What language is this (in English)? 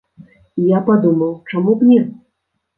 Belarusian